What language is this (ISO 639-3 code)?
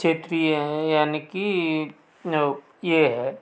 hin